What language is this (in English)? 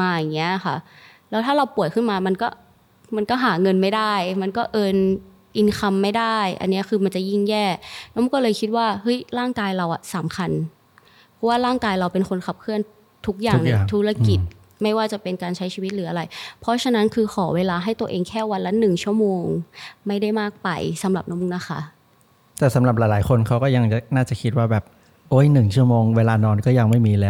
Thai